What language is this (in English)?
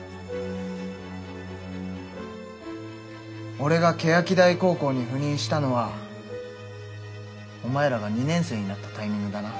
Japanese